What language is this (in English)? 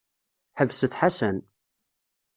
Kabyle